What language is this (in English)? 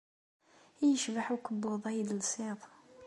Kabyle